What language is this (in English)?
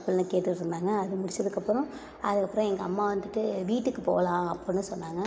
Tamil